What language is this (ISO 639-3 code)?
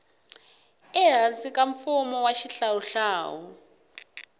tso